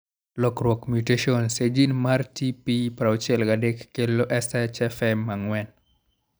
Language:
Luo (Kenya and Tanzania)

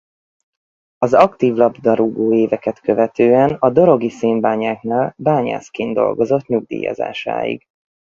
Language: Hungarian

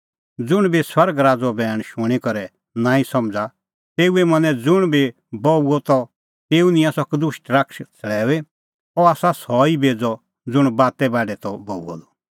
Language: Kullu Pahari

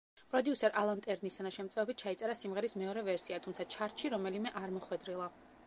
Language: Georgian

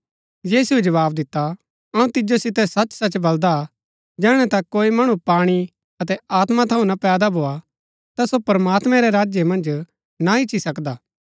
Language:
Gaddi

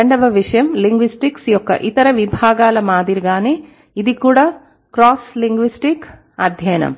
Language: Telugu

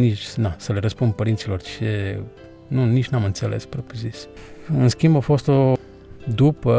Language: Romanian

